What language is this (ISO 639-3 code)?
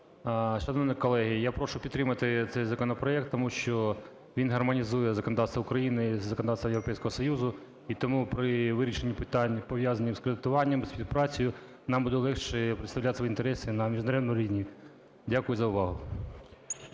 ukr